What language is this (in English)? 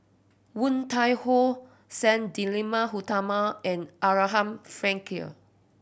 English